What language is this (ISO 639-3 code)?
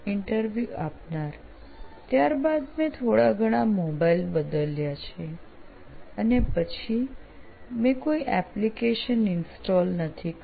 guj